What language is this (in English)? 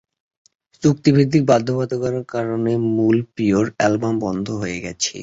Bangla